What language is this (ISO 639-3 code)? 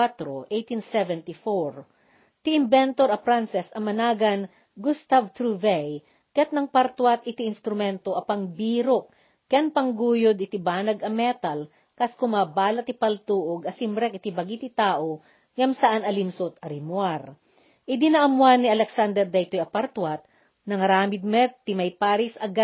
fil